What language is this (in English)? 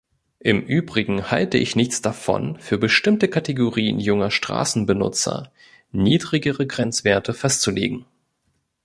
German